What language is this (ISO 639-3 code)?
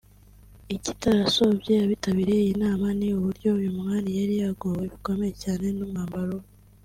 kin